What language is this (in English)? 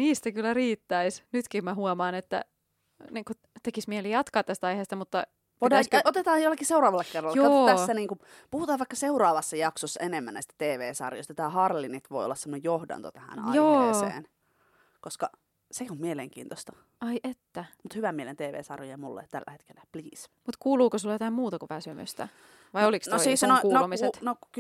Finnish